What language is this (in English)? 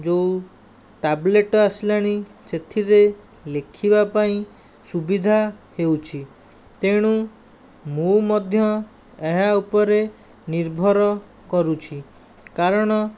Odia